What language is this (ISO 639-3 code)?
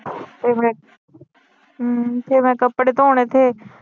pan